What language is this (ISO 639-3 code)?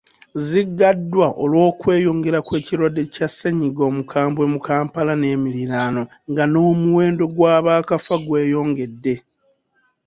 lug